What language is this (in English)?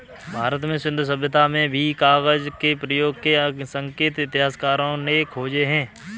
Hindi